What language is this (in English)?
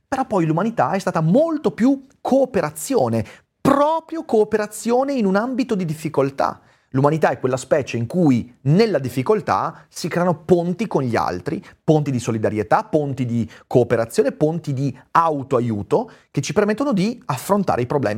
Italian